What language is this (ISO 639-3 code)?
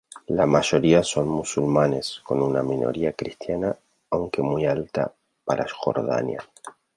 spa